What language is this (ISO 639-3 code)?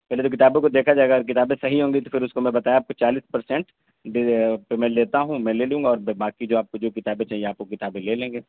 urd